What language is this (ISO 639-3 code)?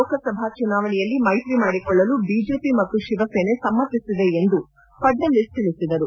kan